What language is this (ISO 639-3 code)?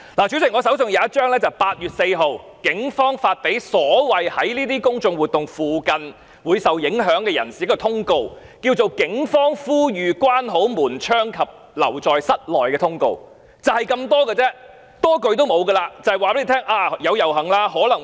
yue